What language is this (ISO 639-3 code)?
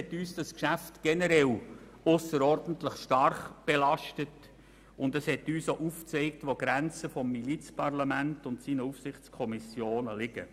gsw